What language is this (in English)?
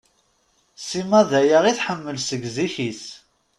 Kabyle